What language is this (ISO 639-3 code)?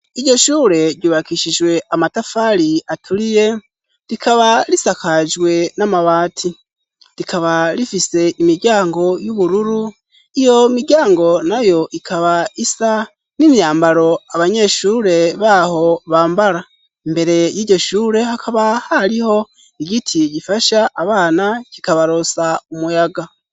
run